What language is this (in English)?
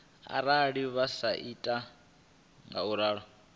Venda